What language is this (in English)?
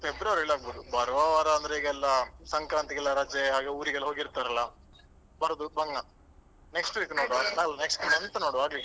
Kannada